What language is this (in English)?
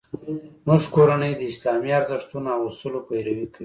Pashto